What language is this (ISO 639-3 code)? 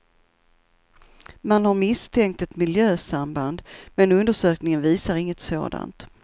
swe